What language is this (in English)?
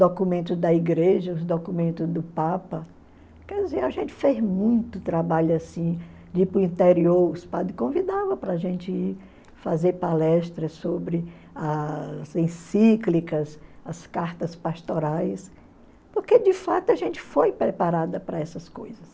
Portuguese